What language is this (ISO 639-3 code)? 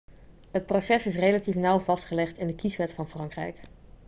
nld